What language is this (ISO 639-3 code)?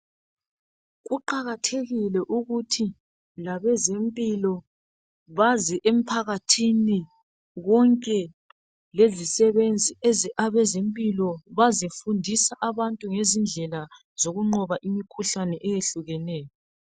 nde